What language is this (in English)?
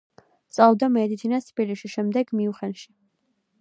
Georgian